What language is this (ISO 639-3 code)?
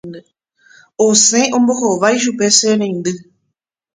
grn